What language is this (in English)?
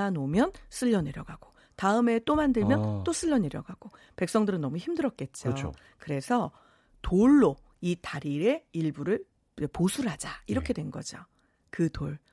Korean